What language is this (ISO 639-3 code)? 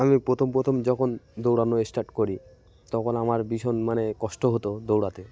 ben